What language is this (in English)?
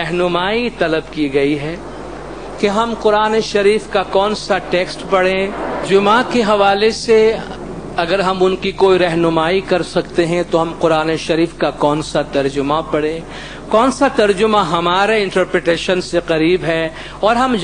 Hindi